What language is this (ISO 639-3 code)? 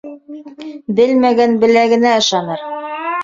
bak